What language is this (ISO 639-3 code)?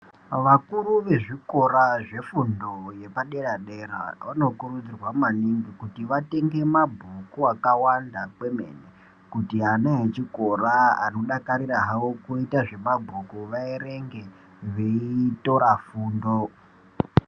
ndc